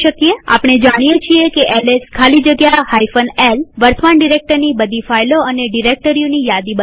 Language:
Gujarati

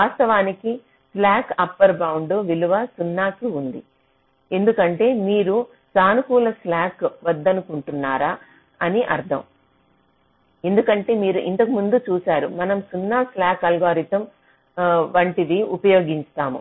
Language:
Telugu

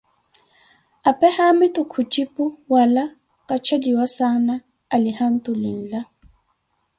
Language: Koti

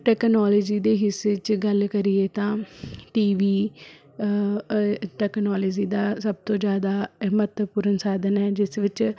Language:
Punjabi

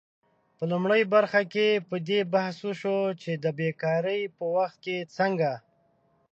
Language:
Pashto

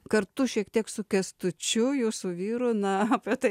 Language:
Lithuanian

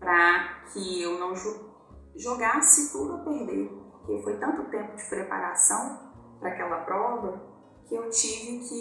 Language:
Portuguese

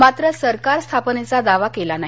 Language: Marathi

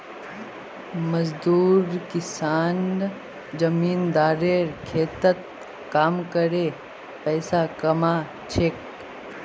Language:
Magahi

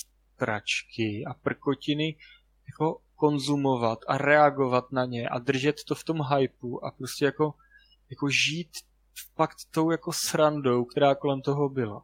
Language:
Czech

